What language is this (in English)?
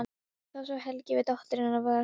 Icelandic